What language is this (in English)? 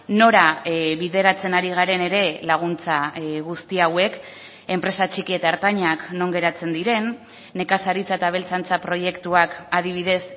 Basque